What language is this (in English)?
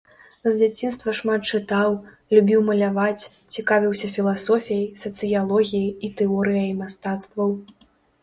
Belarusian